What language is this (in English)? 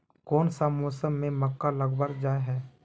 Magahi